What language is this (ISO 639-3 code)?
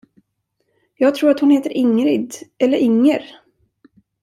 swe